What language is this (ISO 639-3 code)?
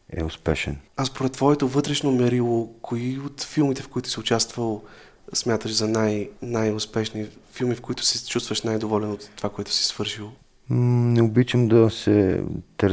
bul